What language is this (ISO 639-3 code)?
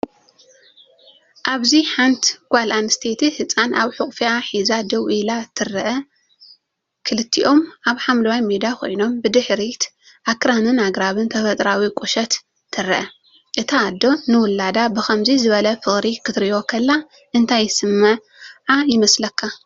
tir